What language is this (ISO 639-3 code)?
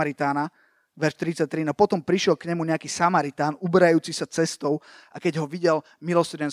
slk